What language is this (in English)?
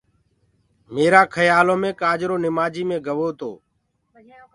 Gurgula